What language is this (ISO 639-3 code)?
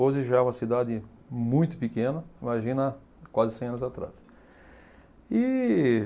por